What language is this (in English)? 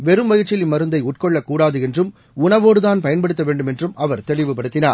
Tamil